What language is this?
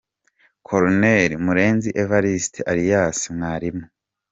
Kinyarwanda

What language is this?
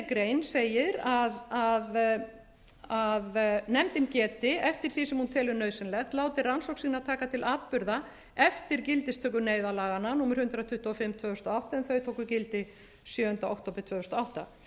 Icelandic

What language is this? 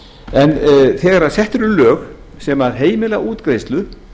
Icelandic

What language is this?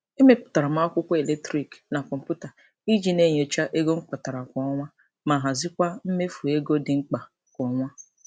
Igbo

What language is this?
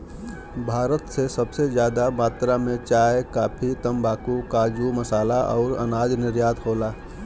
Bhojpuri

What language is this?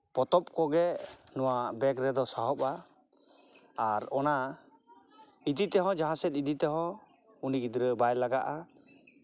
Santali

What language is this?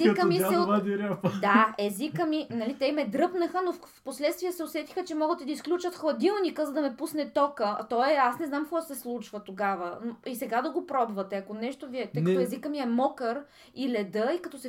Bulgarian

